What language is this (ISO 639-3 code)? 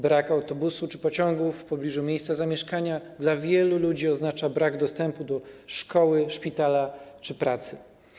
pol